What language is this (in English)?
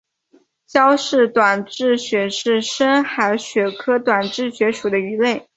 Chinese